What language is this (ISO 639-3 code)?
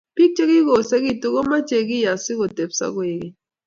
kln